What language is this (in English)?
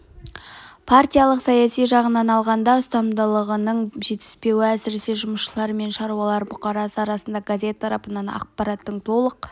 Kazakh